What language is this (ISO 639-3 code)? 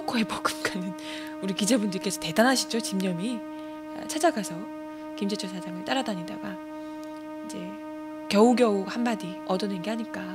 kor